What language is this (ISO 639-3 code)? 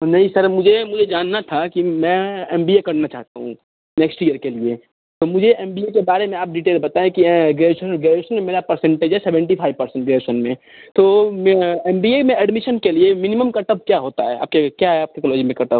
hin